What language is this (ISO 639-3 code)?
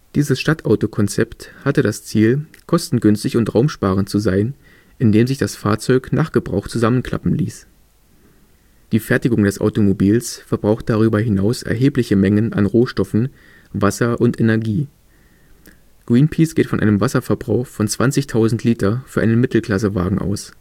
deu